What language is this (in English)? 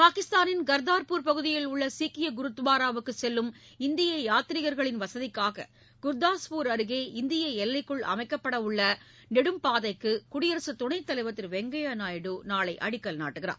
Tamil